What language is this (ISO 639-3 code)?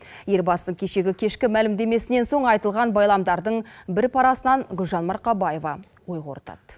kaz